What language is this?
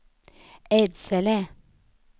Swedish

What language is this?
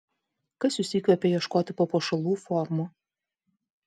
Lithuanian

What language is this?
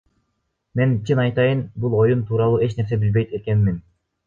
Kyrgyz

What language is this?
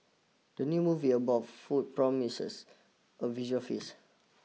English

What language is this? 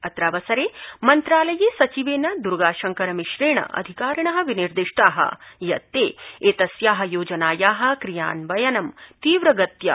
Sanskrit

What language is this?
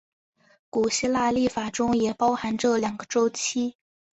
Chinese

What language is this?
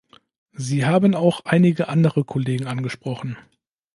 German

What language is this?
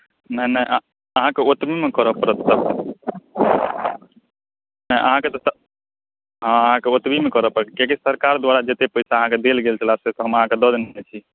Maithili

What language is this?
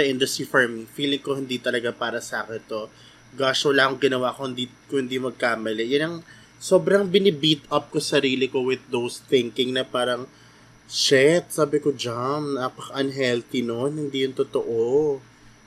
Filipino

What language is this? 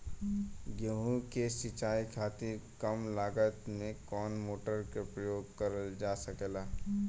Bhojpuri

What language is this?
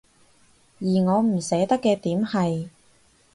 Cantonese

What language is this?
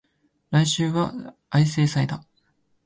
Japanese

